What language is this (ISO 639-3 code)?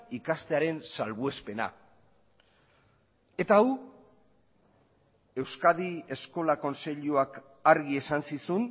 eus